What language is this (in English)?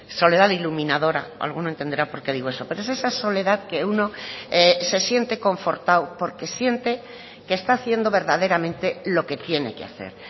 Spanish